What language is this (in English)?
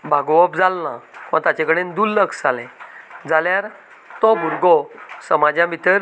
Konkani